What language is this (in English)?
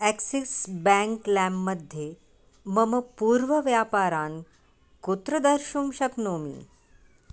Sanskrit